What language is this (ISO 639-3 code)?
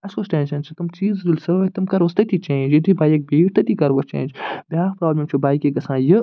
kas